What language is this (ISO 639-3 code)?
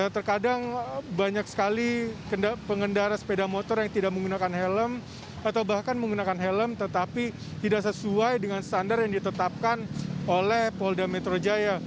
ind